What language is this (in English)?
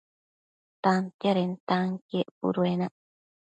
Matsés